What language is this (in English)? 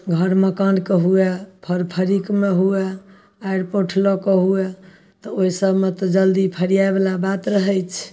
Maithili